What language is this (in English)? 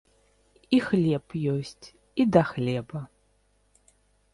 Belarusian